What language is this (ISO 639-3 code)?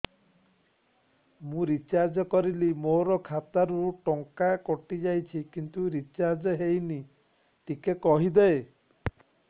ori